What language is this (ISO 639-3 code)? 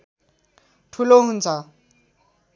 nep